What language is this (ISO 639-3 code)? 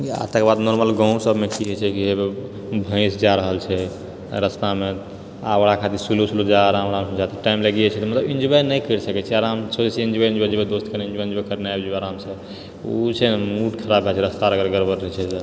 mai